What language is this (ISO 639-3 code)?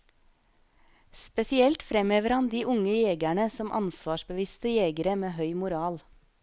nor